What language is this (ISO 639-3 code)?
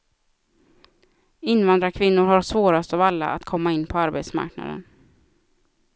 swe